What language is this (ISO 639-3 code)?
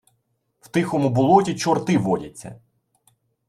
ukr